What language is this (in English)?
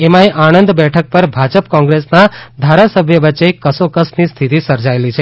Gujarati